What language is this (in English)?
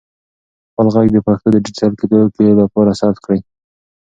Pashto